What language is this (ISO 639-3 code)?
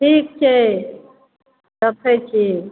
mai